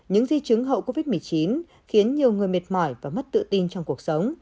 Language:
Vietnamese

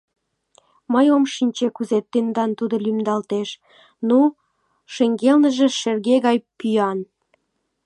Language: Mari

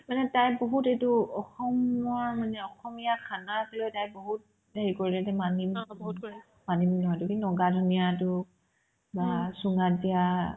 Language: Assamese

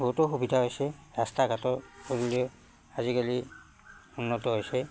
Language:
Assamese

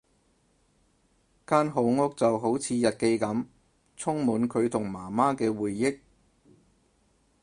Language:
Cantonese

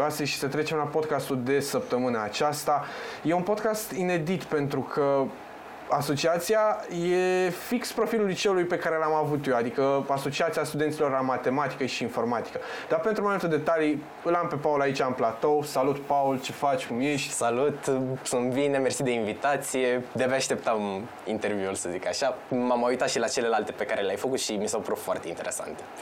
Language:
Romanian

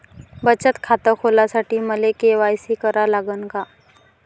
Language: Marathi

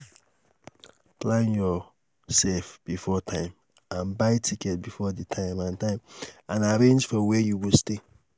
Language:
Nigerian Pidgin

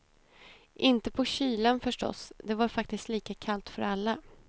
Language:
Swedish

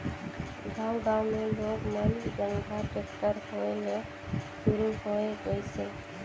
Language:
Chhattisgarhi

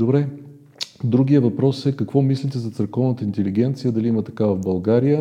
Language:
Bulgarian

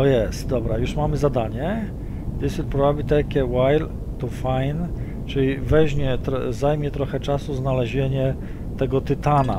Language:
Polish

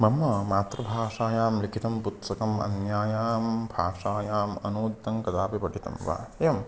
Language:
Sanskrit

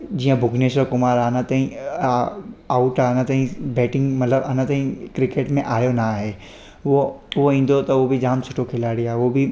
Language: Sindhi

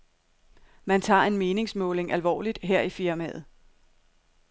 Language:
Danish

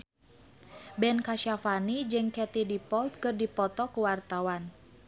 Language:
Sundanese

